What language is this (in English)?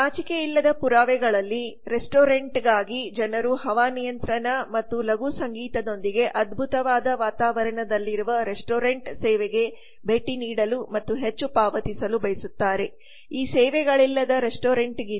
Kannada